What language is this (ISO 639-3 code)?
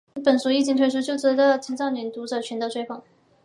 zho